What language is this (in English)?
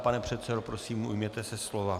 Czech